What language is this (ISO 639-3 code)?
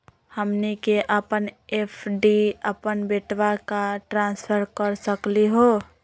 mag